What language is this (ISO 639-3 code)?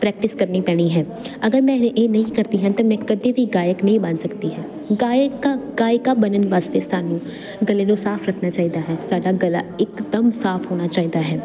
pan